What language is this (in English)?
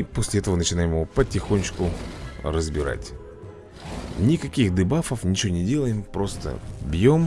Russian